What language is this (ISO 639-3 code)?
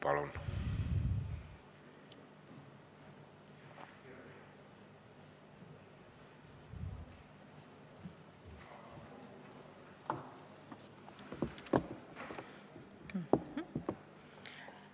est